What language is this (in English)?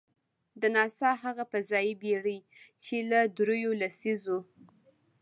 Pashto